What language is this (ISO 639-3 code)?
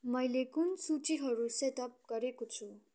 nep